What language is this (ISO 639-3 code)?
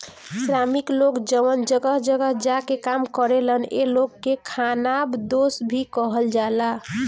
bho